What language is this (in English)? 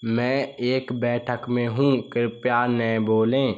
Hindi